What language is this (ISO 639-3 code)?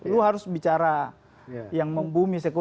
ind